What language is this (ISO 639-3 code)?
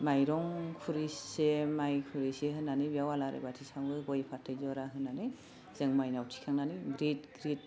brx